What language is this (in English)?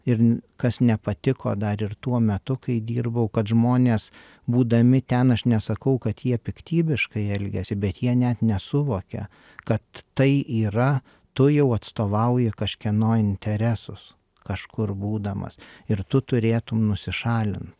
Lithuanian